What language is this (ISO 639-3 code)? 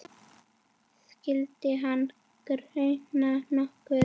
isl